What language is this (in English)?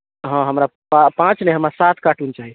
Maithili